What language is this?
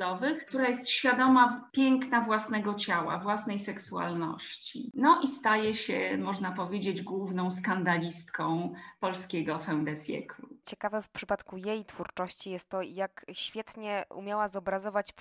Polish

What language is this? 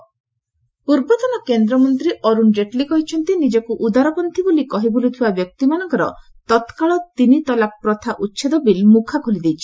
Odia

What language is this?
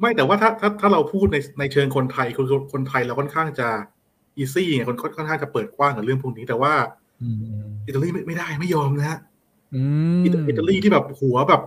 Thai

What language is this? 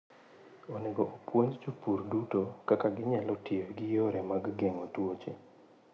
Luo (Kenya and Tanzania)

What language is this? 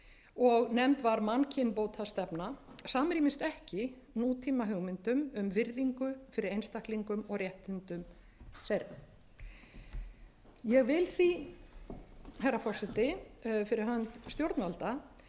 Icelandic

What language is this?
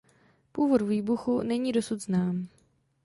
Czech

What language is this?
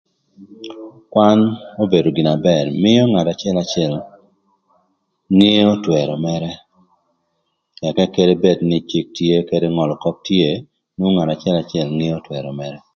Thur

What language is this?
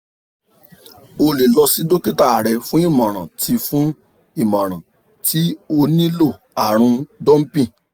Yoruba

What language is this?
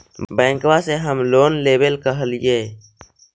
Magahi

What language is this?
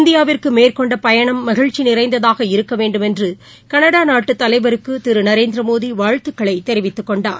Tamil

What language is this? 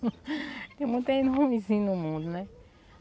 Portuguese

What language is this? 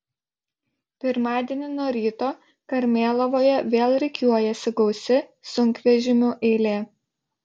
Lithuanian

